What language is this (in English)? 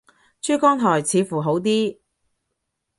Cantonese